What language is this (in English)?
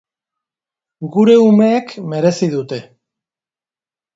Basque